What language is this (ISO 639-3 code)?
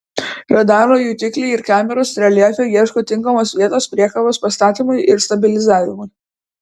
lit